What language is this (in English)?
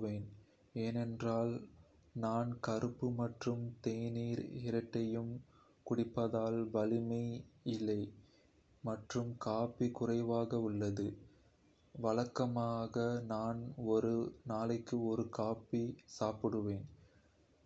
Kota (India)